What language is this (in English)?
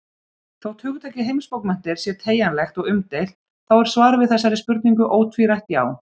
Icelandic